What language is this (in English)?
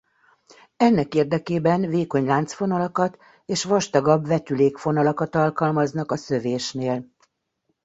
Hungarian